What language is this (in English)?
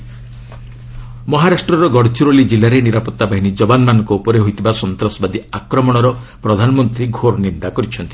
Odia